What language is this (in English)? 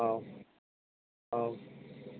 Bodo